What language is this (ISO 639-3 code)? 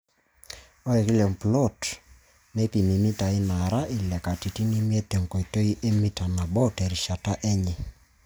mas